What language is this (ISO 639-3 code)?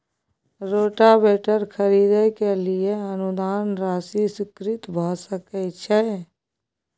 mai